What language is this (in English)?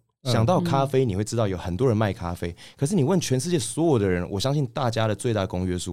Chinese